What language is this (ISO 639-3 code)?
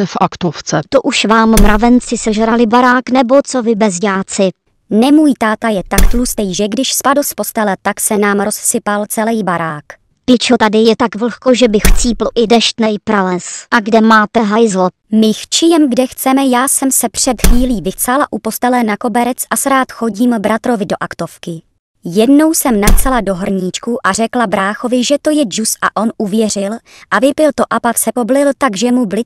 ces